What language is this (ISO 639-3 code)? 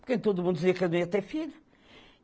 por